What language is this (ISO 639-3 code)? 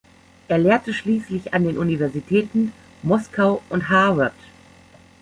deu